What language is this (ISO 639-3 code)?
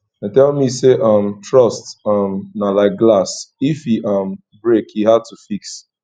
pcm